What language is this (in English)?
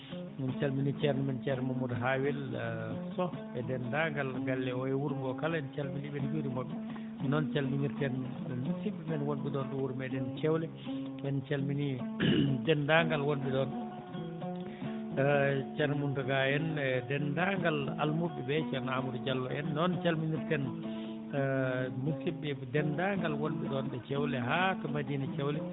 Fula